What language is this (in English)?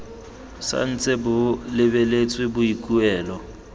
Tswana